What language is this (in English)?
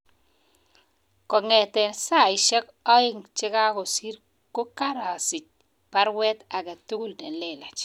Kalenjin